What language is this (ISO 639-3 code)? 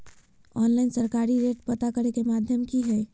mag